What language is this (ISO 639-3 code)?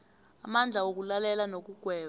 nbl